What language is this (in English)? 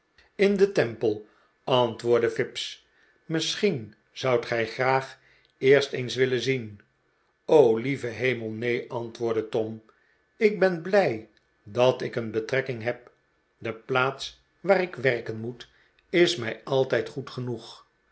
Dutch